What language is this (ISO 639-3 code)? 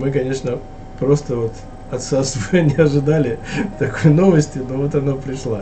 rus